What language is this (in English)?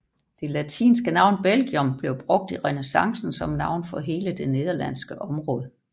Danish